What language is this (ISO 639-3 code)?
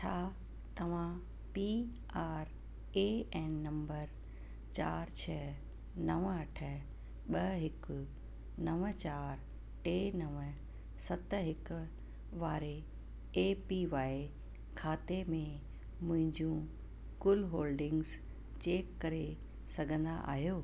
snd